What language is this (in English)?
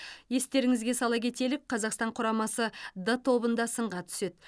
Kazakh